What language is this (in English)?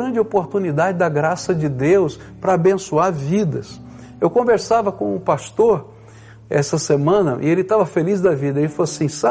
Portuguese